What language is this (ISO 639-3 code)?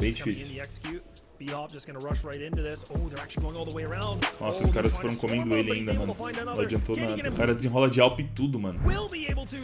por